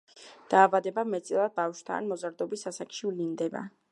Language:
Georgian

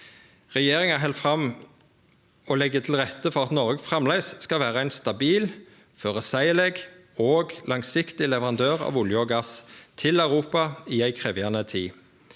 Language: Norwegian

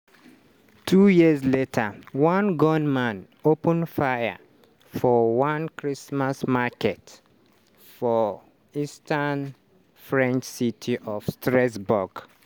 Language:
Nigerian Pidgin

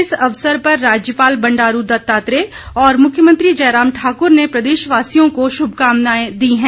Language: Hindi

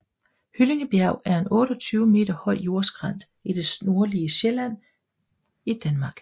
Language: Danish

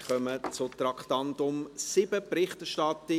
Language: Swiss German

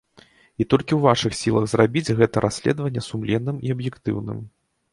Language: Belarusian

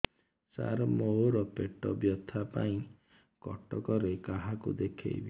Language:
Odia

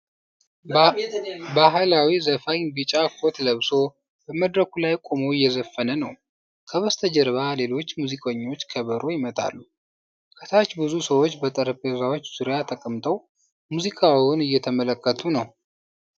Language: Amharic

